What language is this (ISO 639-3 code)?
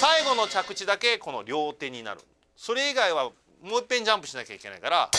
jpn